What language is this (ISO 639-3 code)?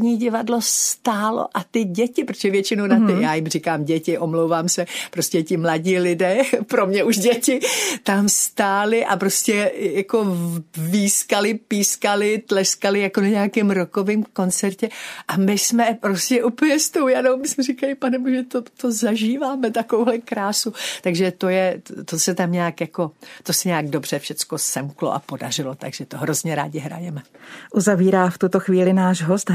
ces